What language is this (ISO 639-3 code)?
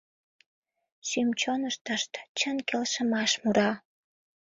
chm